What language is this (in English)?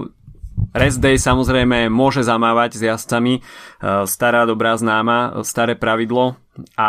Slovak